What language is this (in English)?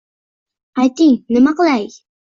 Uzbek